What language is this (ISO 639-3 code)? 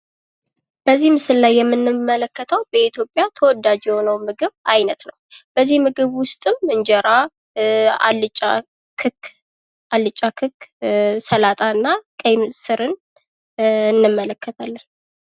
amh